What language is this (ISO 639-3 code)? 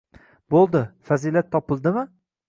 uzb